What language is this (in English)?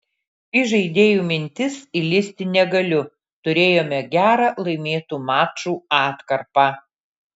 Lithuanian